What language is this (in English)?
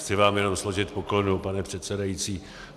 Czech